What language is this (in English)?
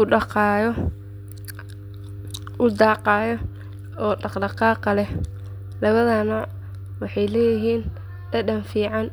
Somali